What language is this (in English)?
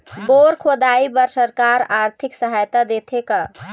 Chhattisgarhi